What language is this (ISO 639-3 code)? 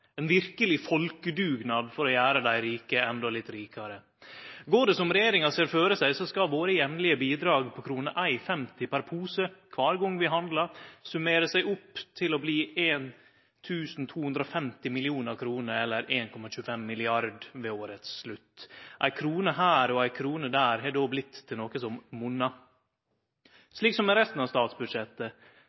nno